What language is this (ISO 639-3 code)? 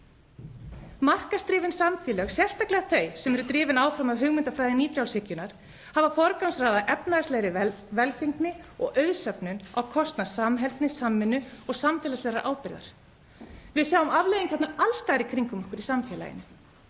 isl